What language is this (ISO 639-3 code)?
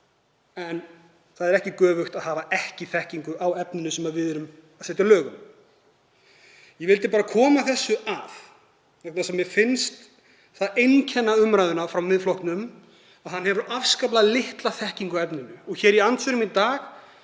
isl